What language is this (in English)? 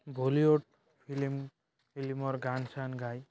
Assamese